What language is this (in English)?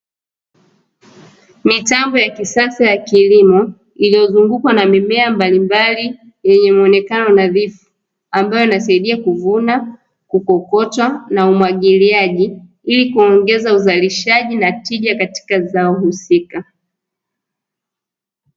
Swahili